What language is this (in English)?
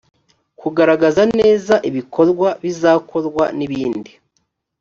Kinyarwanda